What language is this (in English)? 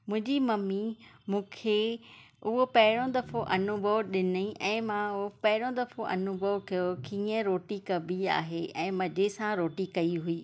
Sindhi